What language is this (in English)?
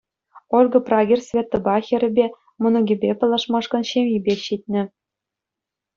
Chuvash